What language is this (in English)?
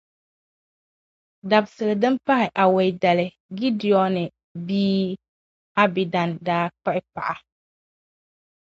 Dagbani